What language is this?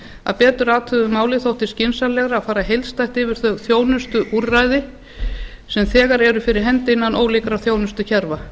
Icelandic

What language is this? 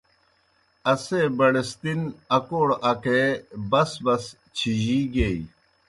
Kohistani Shina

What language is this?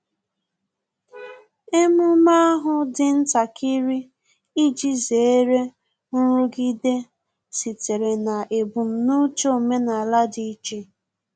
Igbo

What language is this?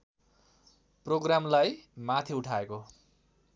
Nepali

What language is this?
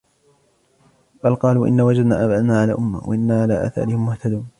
Arabic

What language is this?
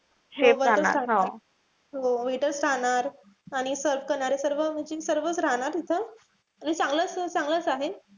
Marathi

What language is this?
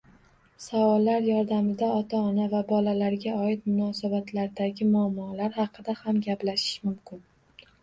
Uzbek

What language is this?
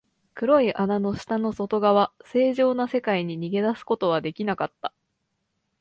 Japanese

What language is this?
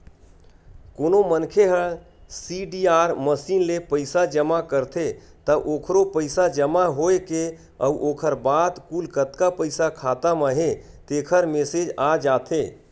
Chhattisgarhi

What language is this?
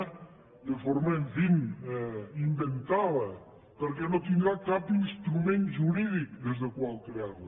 Catalan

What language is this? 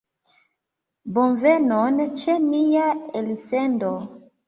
Esperanto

